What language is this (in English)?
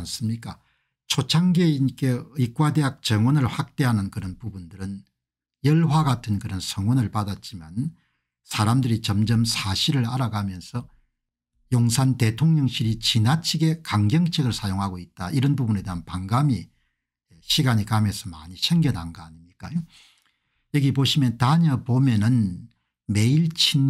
Korean